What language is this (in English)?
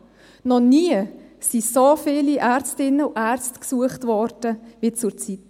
Swiss German